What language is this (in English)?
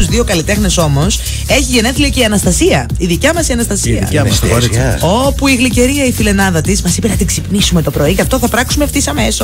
Greek